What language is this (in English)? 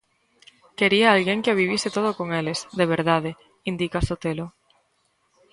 Galician